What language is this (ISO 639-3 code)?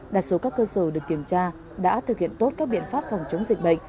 vie